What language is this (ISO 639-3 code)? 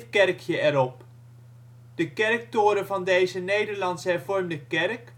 nld